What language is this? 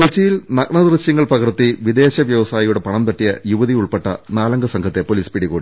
Malayalam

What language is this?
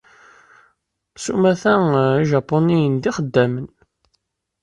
Kabyle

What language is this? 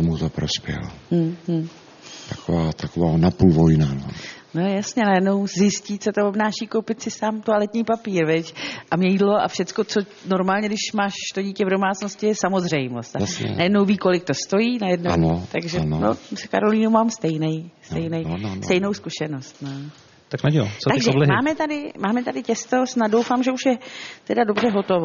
Czech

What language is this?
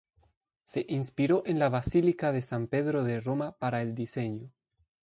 Spanish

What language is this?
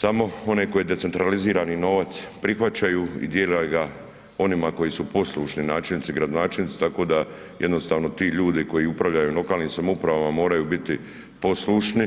Croatian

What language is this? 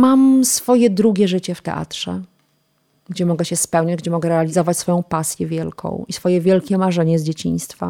Polish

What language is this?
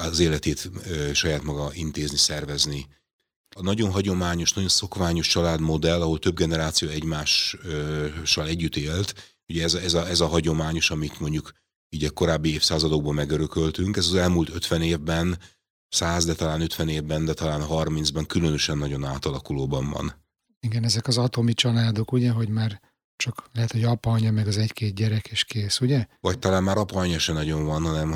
Hungarian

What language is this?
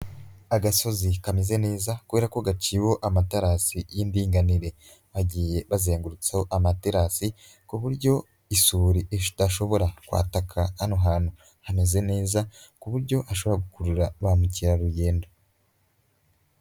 Kinyarwanda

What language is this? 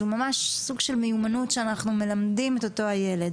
Hebrew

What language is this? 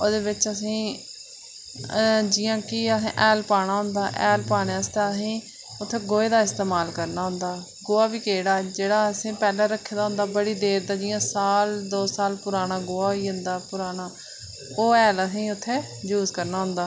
Dogri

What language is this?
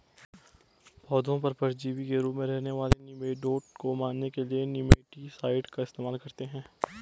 Hindi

